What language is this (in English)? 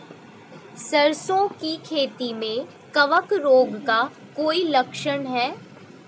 Hindi